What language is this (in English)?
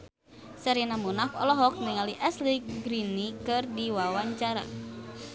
Sundanese